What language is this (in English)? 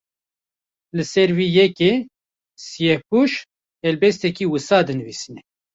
Kurdish